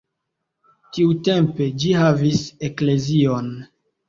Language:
Esperanto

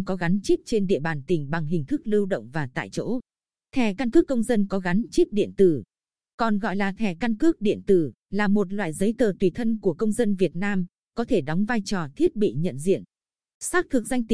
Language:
Vietnamese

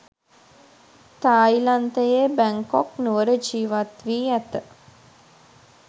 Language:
Sinhala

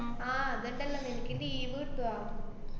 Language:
Malayalam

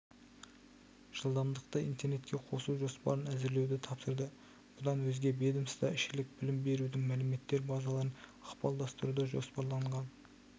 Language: Kazakh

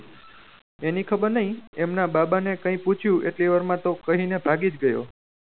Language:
Gujarati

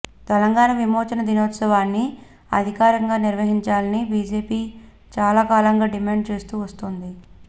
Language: Telugu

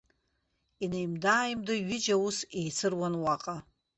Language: Abkhazian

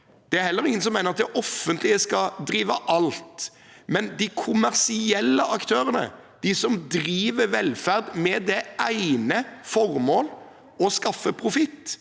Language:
Norwegian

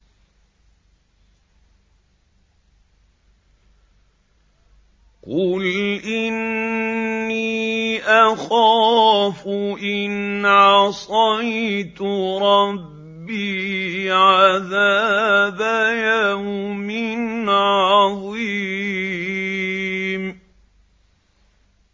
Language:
Arabic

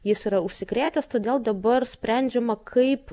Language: Lithuanian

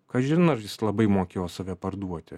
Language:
Lithuanian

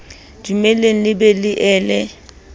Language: Southern Sotho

